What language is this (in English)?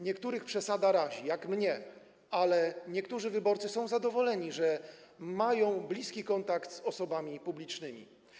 Polish